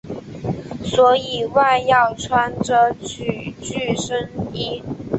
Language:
Chinese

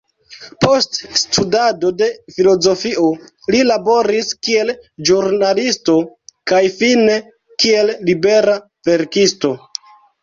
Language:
Esperanto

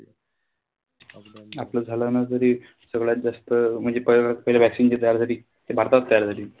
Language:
Marathi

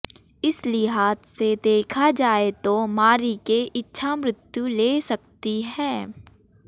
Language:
Hindi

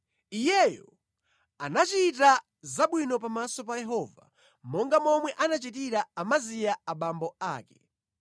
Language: Nyanja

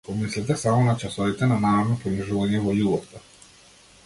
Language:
Macedonian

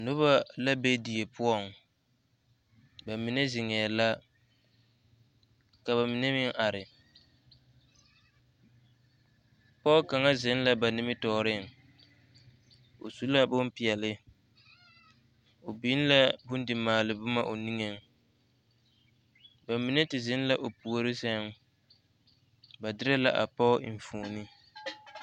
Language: Southern Dagaare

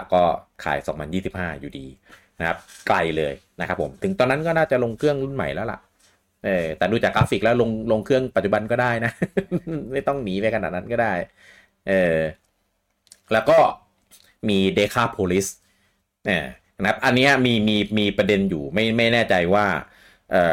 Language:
Thai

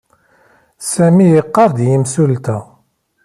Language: Kabyle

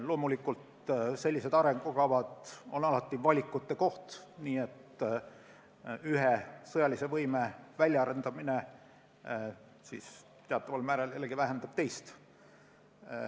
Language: Estonian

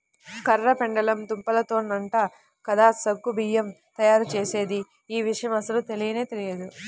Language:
Telugu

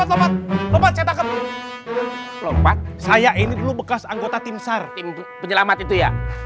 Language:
Indonesian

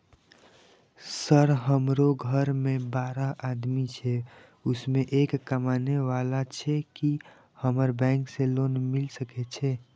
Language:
Maithili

